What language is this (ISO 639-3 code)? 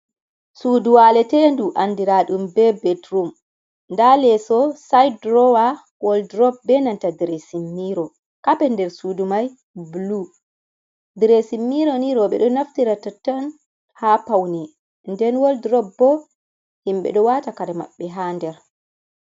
ful